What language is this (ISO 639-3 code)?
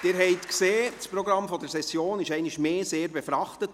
gsw